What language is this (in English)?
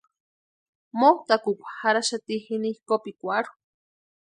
Western Highland Purepecha